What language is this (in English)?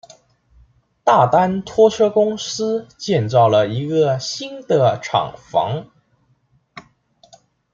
Chinese